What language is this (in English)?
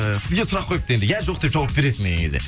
Kazakh